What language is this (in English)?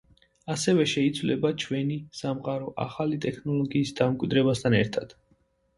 Georgian